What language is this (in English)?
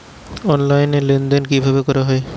Bangla